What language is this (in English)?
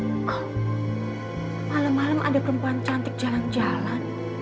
Indonesian